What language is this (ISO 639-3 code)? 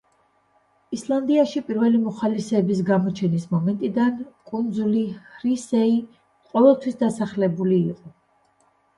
kat